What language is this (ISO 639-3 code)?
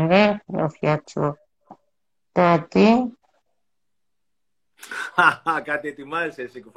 ell